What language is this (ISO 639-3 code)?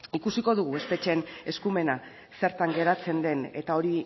eus